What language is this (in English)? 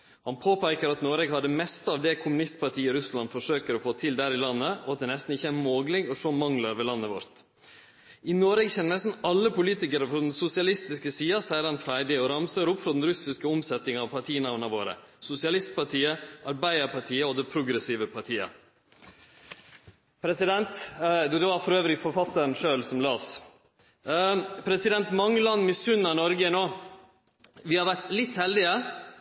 Norwegian Nynorsk